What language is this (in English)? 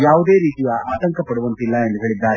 Kannada